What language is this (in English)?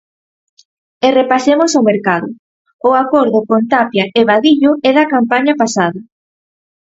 Galician